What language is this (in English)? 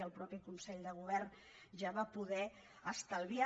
Catalan